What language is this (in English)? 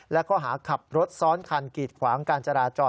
Thai